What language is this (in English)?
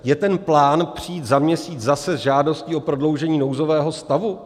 Czech